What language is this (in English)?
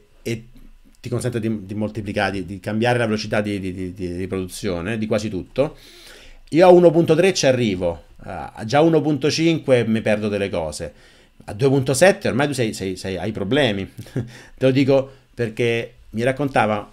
Italian